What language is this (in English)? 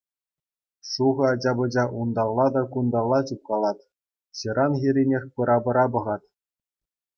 Chuvash